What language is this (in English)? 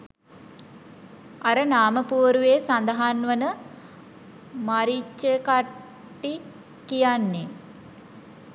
Sinhala